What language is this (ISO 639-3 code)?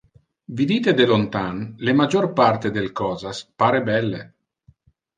ina